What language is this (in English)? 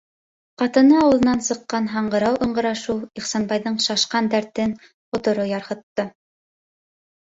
Bashkir